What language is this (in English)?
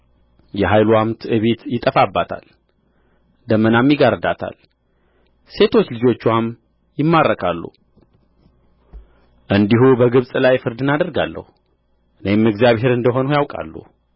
Amharic